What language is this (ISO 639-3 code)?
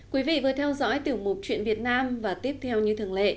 vie